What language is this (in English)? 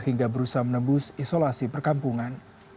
Indonesian